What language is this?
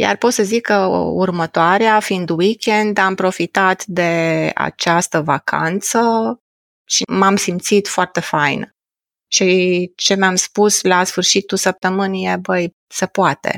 Romanian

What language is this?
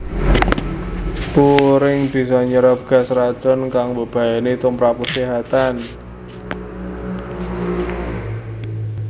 Javanese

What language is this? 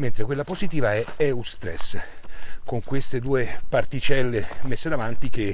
Italian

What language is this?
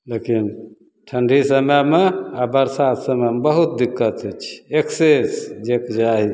Maithili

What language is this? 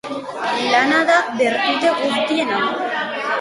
Basque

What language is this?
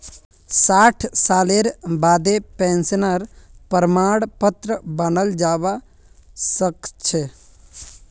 Magahi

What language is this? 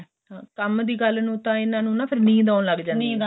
Punjabi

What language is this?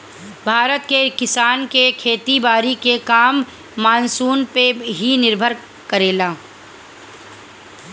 Bhojpuri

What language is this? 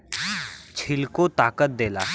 Bhojpuri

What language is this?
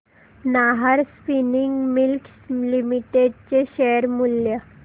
Marathi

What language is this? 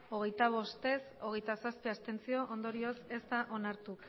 Basque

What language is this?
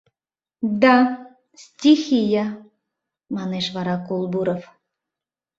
Mari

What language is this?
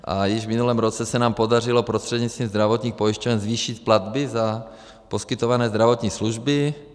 Czech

